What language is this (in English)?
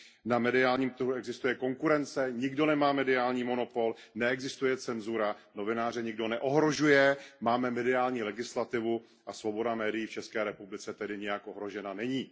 Czech